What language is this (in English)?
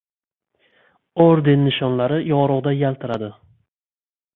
Uzbek